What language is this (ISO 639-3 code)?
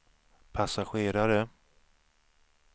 swe